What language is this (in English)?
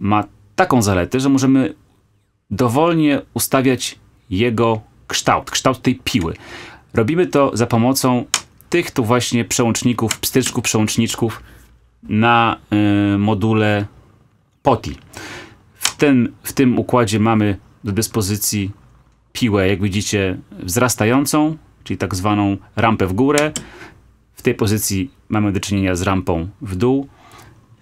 Polish